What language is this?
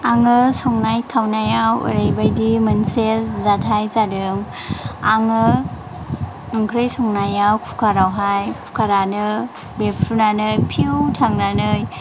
Bodo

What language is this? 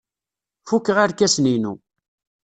Kabyle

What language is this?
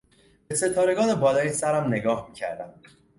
Persian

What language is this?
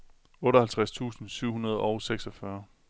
Danish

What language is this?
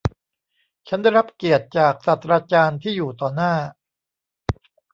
Thai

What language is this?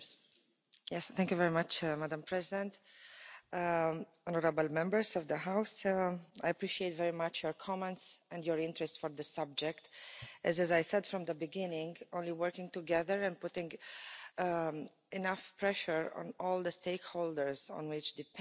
English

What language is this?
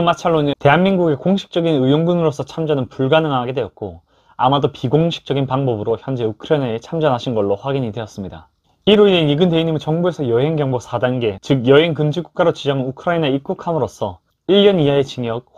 Korean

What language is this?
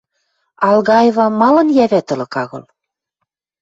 Western Mari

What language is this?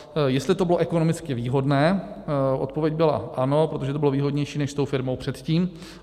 Czech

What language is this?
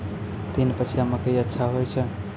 Maithili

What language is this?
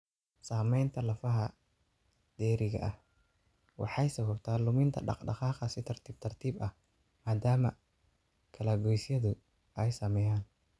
Somali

